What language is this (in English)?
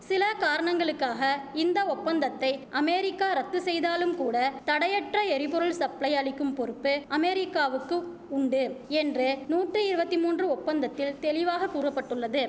Tamil